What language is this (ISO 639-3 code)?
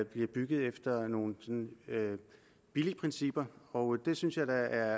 dan